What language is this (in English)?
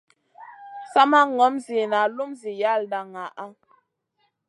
Masana